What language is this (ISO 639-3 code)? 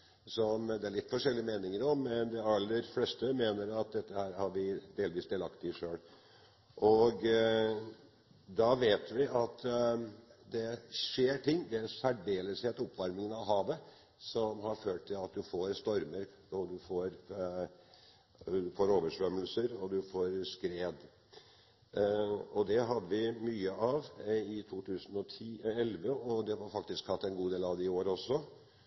nob